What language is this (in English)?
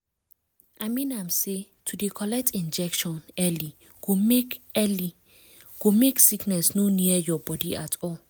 Nigerian Pidgin